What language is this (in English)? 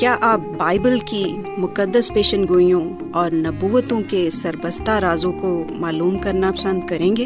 Urdu